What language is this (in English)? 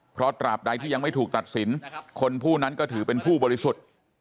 Thai